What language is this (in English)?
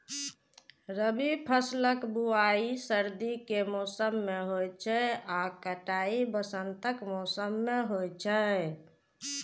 Maithili